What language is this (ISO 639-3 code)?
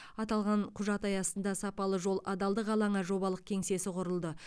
kaz